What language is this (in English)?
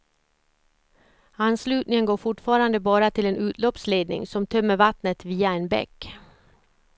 Swedish